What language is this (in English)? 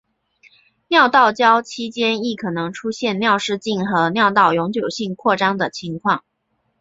Chinese